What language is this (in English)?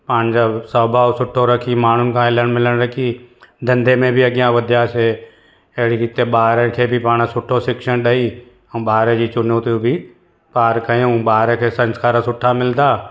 Sindhi